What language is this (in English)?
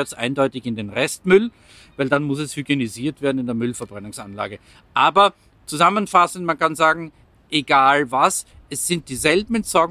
German